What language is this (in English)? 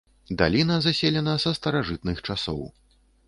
Belarusian